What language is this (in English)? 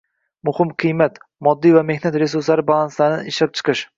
Uzbek